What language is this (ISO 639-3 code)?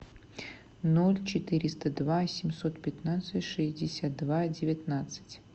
rus